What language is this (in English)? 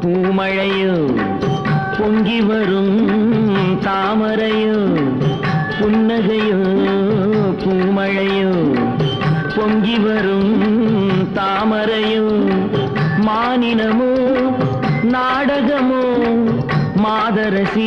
Tamil